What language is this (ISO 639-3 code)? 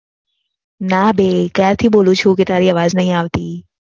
guj